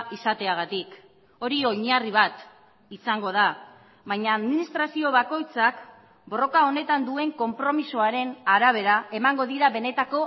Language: Basque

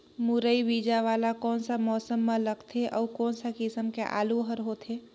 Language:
Chhattisgarhi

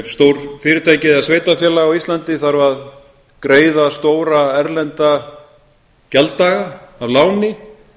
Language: Icelandic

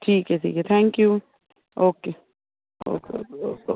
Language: Punjabi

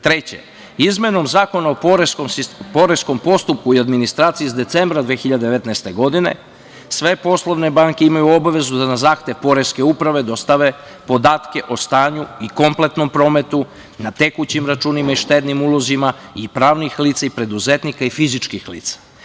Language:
Serbian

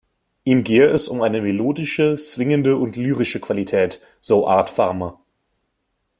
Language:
German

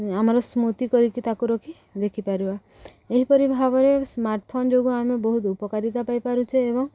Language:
Odia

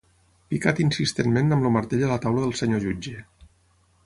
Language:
Catalan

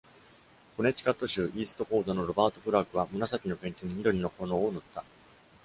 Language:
Japanese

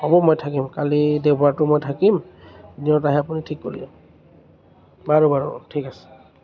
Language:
Assamese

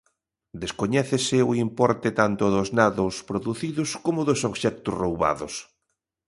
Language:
Galician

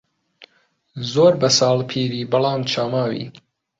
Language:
Central Kurdish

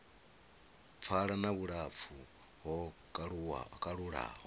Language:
Venda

